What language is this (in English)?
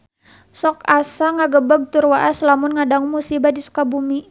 Sundanese